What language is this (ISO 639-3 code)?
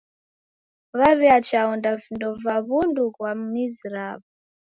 dav